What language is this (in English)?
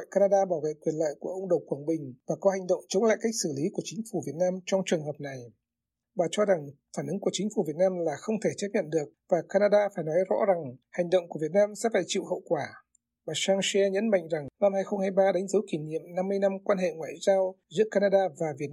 Vietnamese